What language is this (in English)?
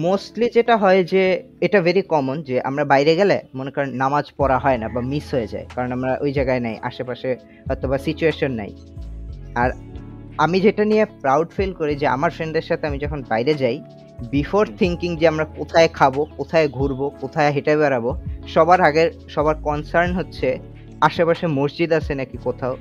Bangla